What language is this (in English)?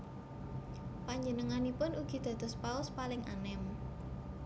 Javanese